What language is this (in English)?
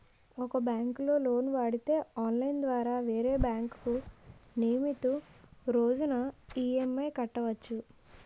Telugu